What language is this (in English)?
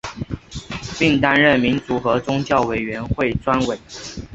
Chinese